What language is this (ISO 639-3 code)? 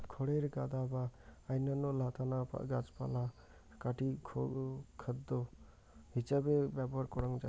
ben